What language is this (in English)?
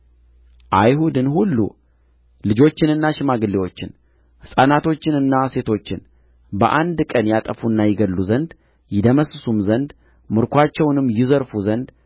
Amharic